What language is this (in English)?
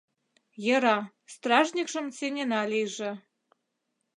Mari